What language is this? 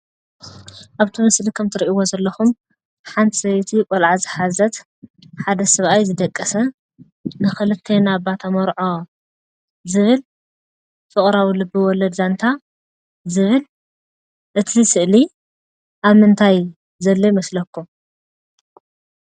Tigrinya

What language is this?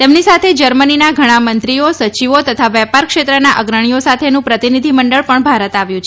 Gujarati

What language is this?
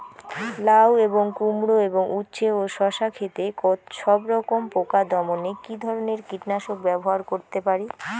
Bangla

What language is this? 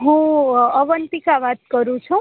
Gujarati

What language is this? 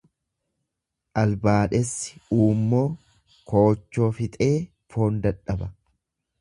Oromo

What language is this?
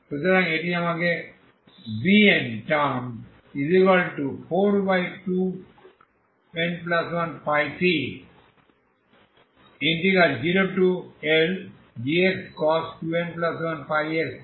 Bangla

